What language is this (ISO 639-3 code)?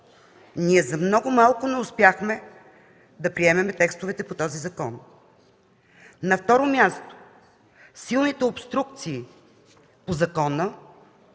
bul